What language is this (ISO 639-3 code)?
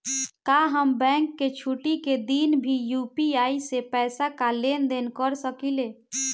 bho